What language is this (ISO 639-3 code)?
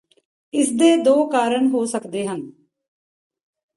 pan